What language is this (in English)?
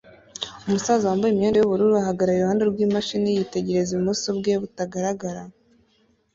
Kinyarwanda